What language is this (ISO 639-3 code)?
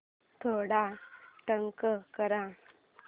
mar